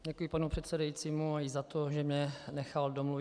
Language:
Czech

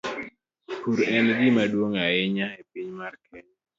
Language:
Luo (Kenya and Tanzania)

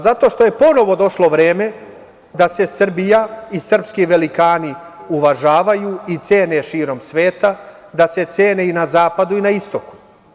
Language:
Serbian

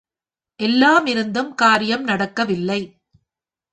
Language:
Tamil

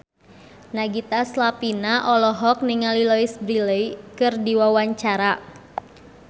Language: Sundanese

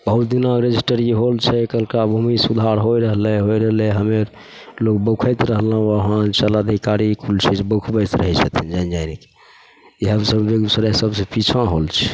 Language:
Maithili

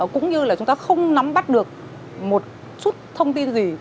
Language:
Vietnamese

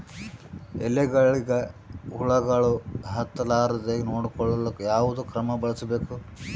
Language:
Kannada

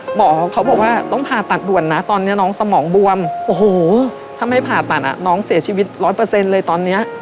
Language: Thai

